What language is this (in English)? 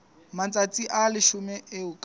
Southern Sotho